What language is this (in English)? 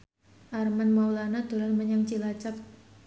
Javanese